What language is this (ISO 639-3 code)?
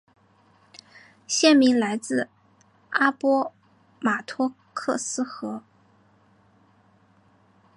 zho